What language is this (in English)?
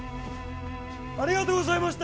Japanese